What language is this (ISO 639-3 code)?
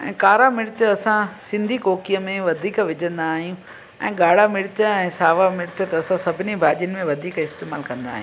snd